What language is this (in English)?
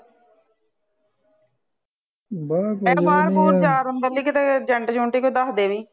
Punjabi